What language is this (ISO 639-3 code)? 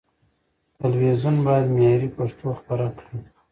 pus